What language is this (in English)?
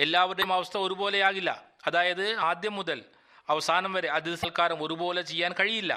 Malayalam